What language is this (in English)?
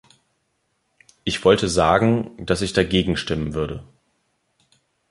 German